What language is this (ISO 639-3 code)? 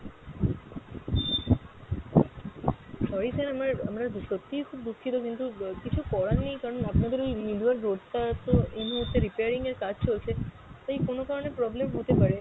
ben